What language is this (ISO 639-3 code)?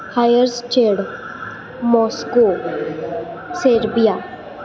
mar